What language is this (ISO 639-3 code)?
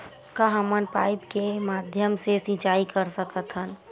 hne